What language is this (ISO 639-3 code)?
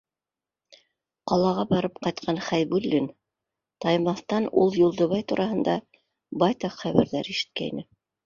bak